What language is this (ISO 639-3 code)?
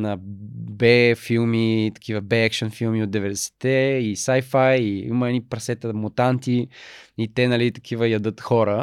bul